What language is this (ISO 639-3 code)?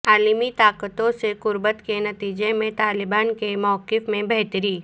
urd